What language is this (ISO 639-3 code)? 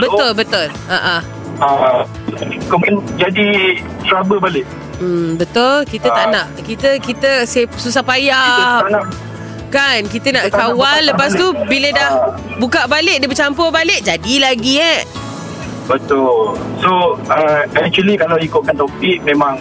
msa